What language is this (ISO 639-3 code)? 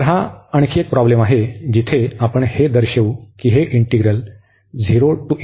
mar